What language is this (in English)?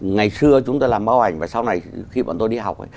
Vietnamese